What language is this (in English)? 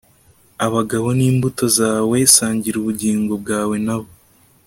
Kinyarwanda